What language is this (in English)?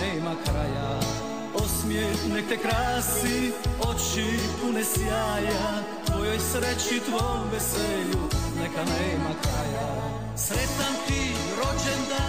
Croatian